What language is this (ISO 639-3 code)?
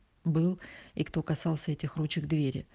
rus